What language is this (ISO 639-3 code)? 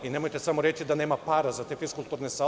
srp